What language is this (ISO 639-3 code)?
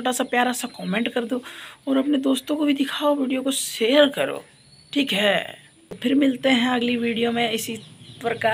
hin